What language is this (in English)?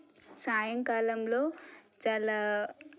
Telugu